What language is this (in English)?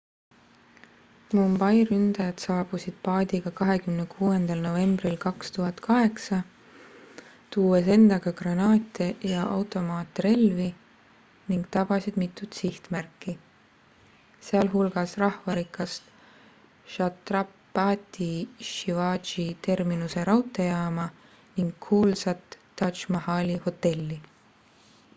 Estonian